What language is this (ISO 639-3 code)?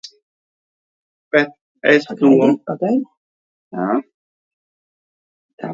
lav